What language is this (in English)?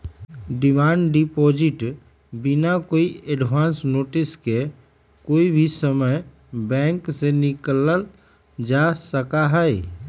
Magahi